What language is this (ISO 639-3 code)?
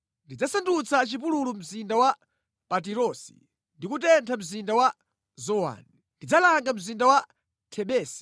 nya